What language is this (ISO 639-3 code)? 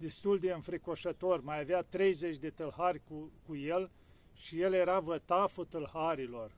ron